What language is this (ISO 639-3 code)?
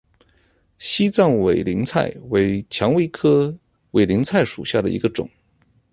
zho